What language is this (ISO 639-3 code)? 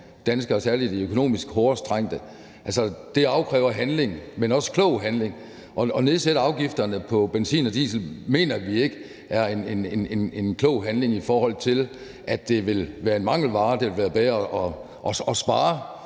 dan